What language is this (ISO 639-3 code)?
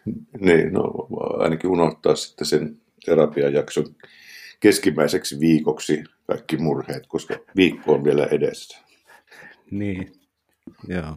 fin